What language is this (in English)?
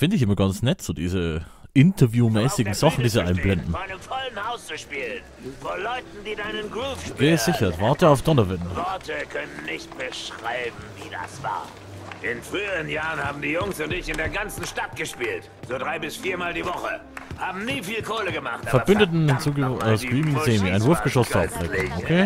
German